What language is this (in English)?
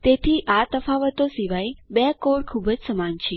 Gujarati